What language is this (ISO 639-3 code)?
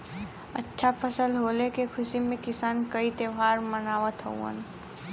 bho